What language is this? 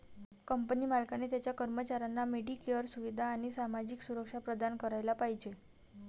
Marathi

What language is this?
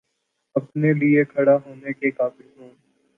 Urdu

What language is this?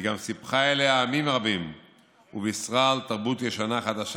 Hebrew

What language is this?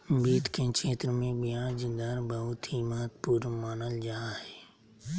Magahi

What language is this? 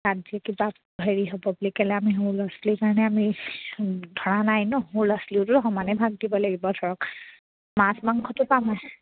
Assamese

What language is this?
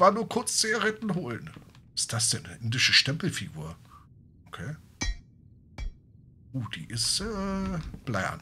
German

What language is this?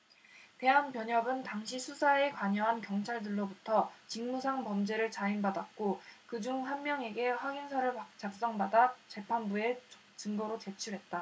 Korean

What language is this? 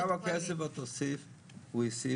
Hebrew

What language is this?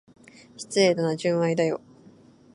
Japanese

